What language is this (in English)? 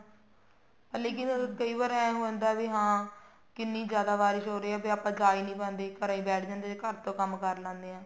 Punjabi